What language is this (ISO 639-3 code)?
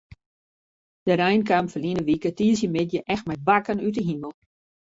fry